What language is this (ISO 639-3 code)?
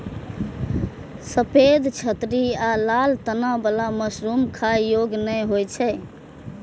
mai